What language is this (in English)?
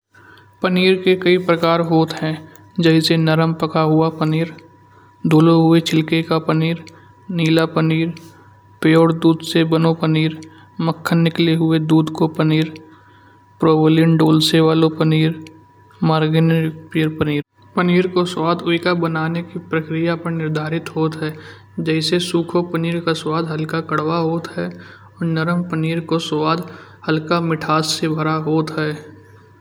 Kanauji